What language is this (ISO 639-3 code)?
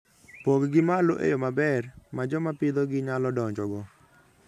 luo